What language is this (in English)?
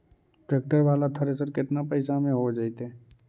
Magahi